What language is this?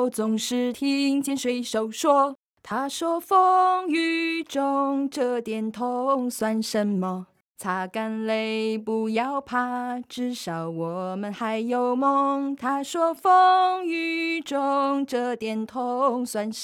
Chinese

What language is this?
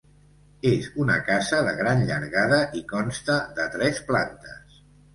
Catalan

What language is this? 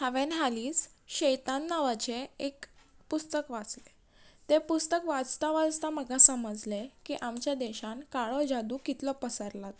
Konkani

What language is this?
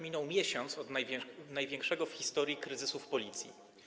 Polish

